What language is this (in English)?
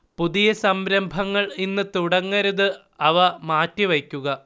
Malayalam